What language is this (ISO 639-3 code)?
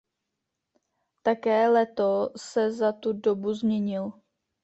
ces